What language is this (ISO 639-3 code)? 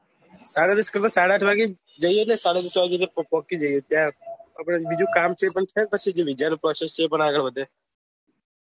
guj